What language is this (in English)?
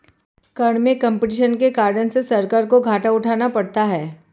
Hindi